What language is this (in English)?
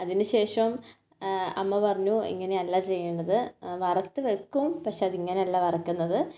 Malayalam